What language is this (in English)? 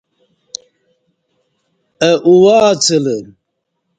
Kati